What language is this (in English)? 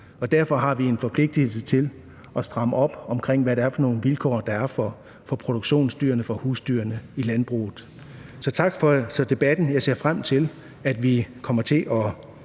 Danish